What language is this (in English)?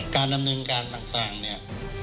Thai